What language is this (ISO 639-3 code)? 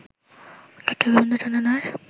ben